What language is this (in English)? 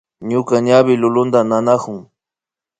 Imbabura Highland Quichua